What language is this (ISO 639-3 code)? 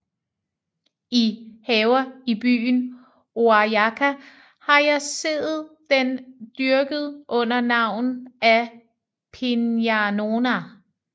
dan